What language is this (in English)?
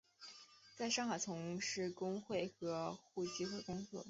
Chinese